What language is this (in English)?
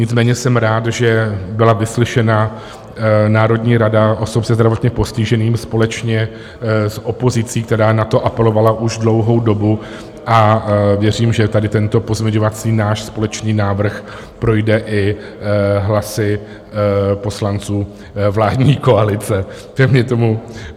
Czech